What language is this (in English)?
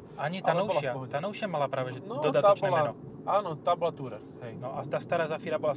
Slovak